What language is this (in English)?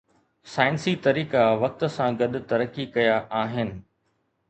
Sindhi